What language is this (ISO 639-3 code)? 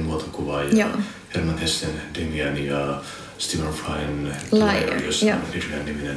fin